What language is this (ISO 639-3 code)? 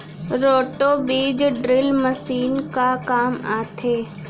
hne